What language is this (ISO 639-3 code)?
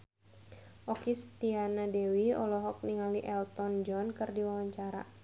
sun